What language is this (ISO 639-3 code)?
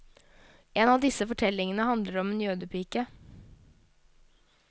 nor